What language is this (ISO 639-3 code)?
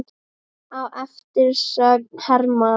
isl